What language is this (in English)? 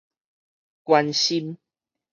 Min Nan Chinese